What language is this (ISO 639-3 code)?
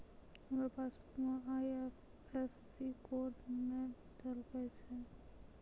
mai